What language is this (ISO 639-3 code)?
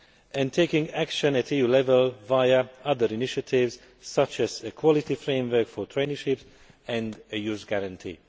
eng